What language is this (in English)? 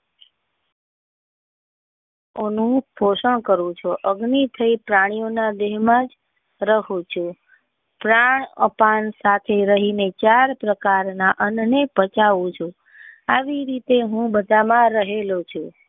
Gujarati